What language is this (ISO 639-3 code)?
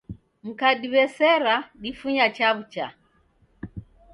dav